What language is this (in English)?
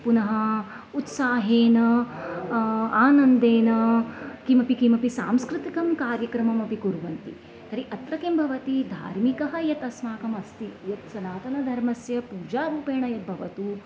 Sanskrit